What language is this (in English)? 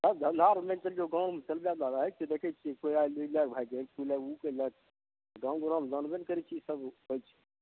Maithili